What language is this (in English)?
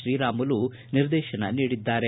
Kannada